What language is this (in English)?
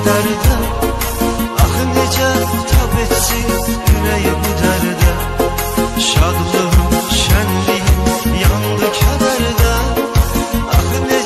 Thai